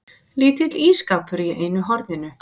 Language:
Icelandic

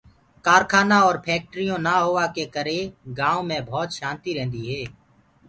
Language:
Gurgula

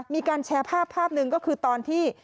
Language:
Thai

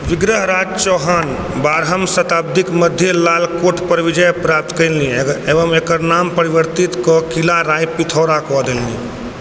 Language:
Maithili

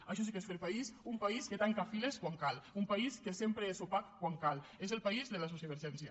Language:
Catalan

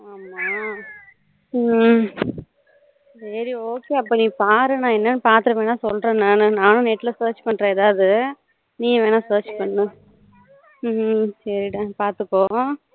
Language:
Tamil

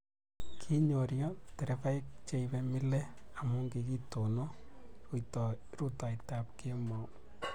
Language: Kalenjin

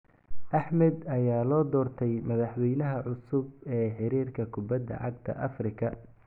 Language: Somali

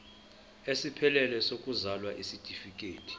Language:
Zulu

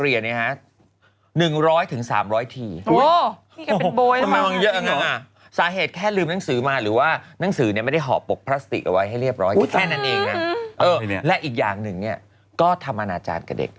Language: Thai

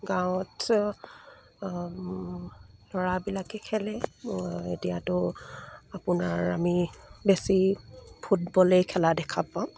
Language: Assamese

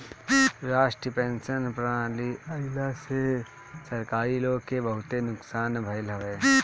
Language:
Bhojpuri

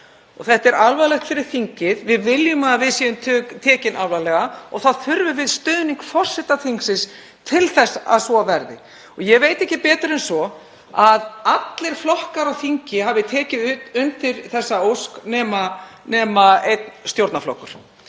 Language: Icelandic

